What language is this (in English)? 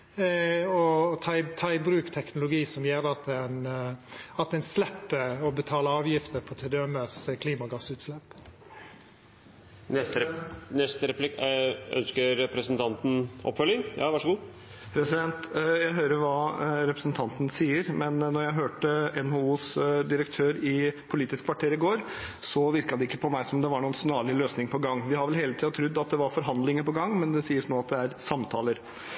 Norwegian